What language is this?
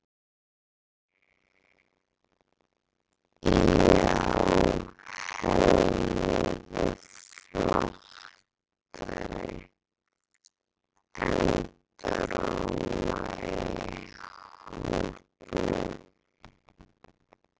Icelandic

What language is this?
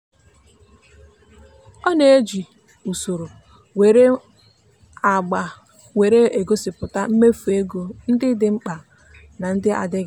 Igbo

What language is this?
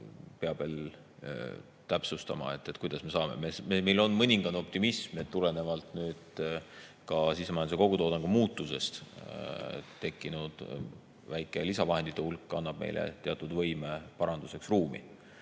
Estonian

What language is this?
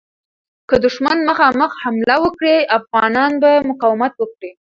Pashto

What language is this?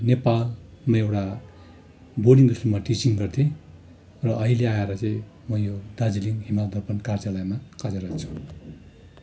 Nepali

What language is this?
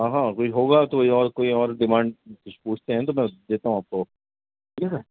Urdu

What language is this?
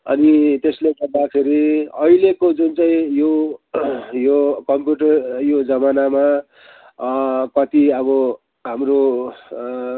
Nepali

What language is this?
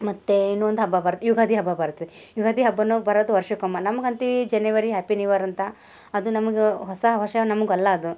Kannada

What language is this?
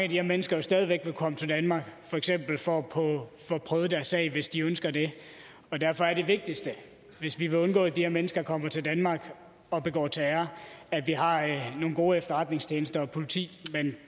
Danish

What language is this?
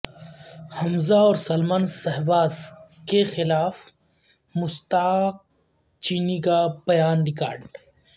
Urdu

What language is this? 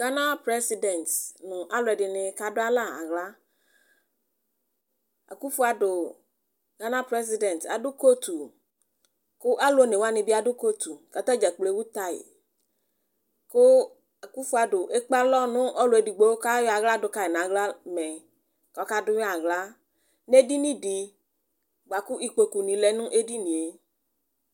Ikposo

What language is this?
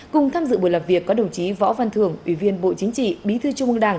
Vietnamese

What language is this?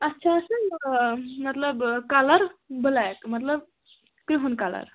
Kashmiri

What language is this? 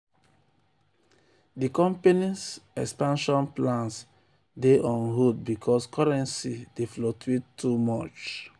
Nigerian Pidgin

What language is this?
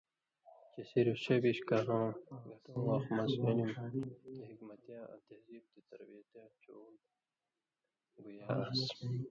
Indus Kohistani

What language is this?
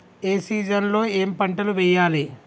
Telugu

